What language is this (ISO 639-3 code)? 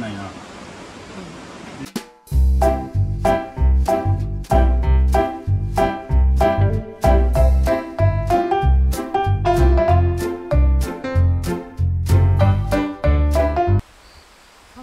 jpn